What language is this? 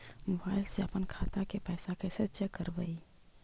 Magahi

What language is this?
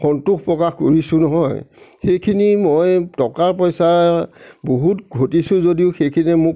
Assamese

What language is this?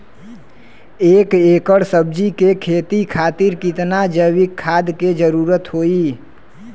Bhojpuri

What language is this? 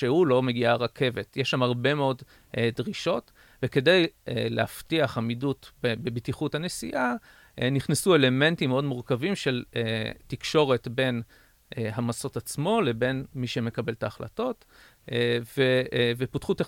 Hebrew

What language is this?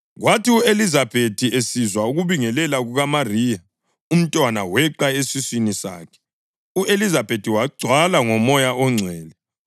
North Ndebele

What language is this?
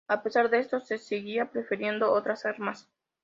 Spanish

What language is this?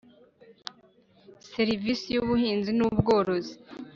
Kinyarwanda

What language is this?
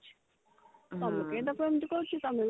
Odia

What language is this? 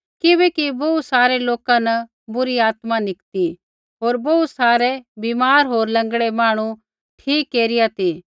Kullu Pahari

